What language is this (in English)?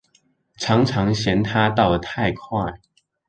Chinese